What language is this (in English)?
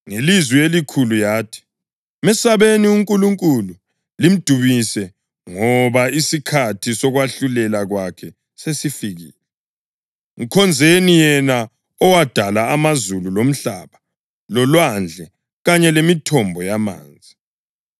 North Ndebele